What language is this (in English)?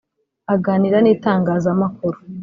Kinyarwanda